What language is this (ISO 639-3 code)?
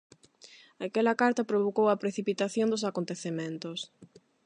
glg